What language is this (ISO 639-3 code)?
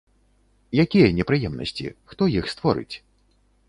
bel